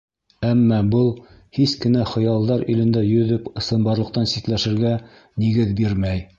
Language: Bashkir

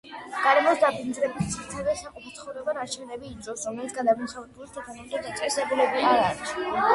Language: Georgian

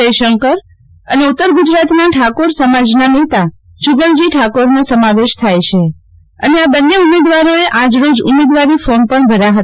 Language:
Gujarati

